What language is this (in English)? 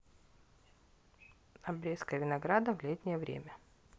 Russian